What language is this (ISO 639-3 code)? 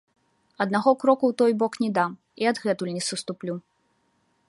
bel